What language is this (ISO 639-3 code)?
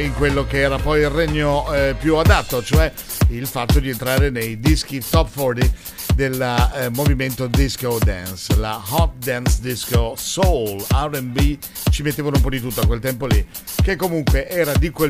ita